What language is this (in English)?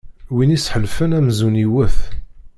Kabyle